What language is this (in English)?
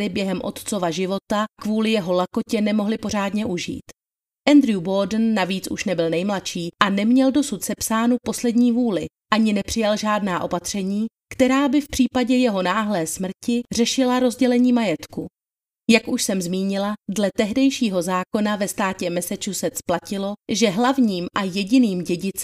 Czech